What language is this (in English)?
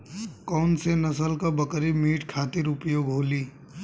Bhojpuri